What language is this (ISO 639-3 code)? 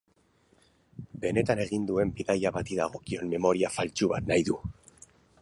eus